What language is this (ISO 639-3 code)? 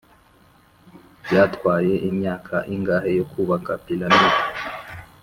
kin